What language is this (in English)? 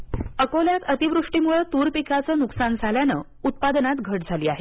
Marathi